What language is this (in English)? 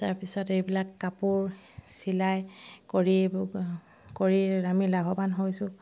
Assamese